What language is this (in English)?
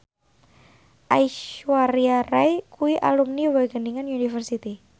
Javanese